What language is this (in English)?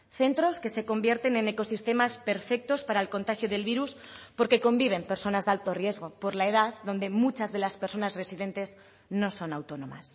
Spanish